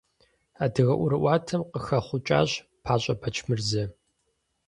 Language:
Kabardian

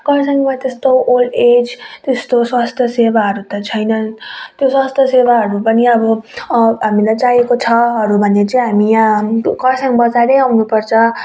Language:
Nepali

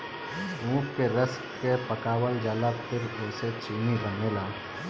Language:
Bhojpuri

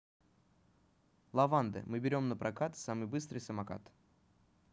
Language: Russian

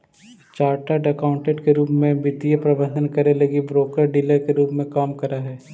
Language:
Magahi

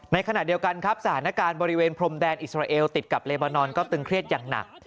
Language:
Thai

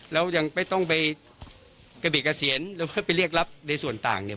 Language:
Thai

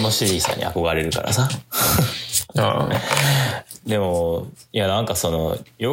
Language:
Japanese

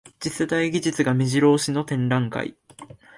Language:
Japanese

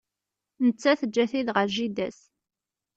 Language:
Kabyle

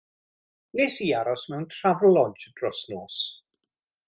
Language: Welsh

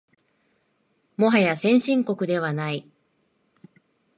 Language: Japanese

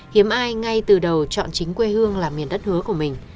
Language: Vietnamese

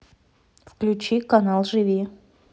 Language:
Russian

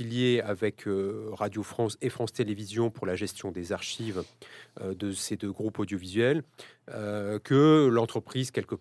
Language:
French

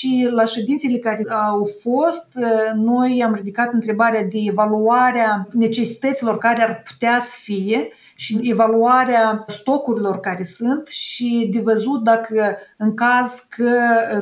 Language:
Romanian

